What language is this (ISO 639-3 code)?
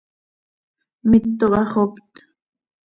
sei